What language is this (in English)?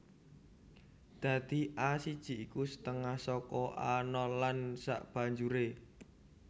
Javanese